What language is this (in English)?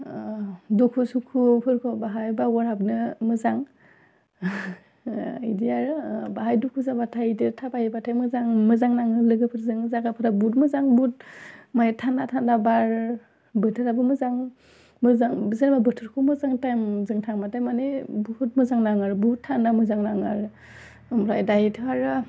Bodo